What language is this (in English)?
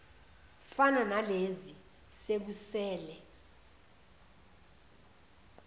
Zulu